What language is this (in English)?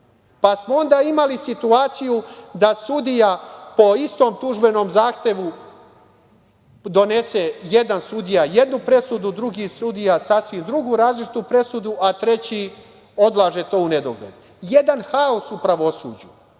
Serbian